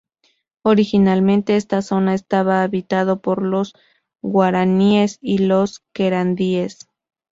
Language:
Spanish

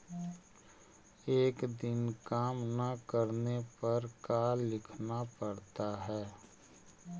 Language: Magahi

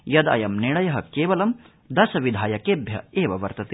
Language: Sanskrit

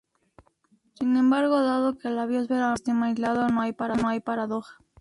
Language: Spanish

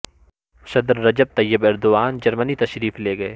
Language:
Urdu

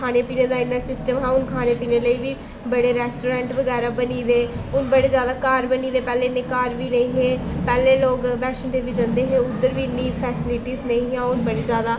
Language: Dogri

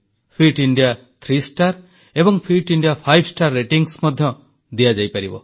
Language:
Odia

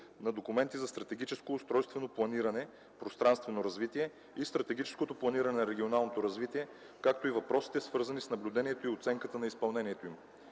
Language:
Bulgarian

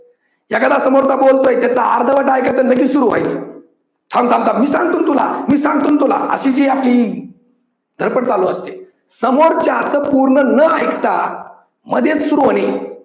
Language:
Marathi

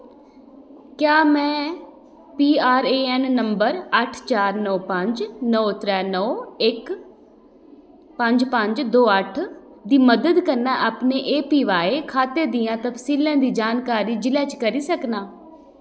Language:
Dogri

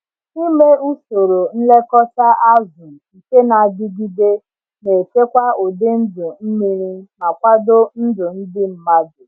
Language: Igbo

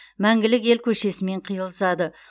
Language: Kazakh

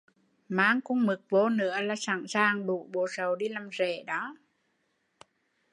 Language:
Vietnamese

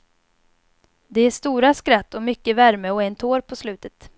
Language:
Swedish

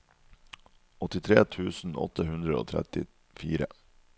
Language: Norwegian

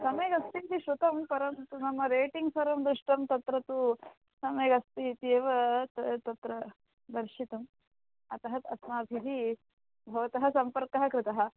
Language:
Sanskrit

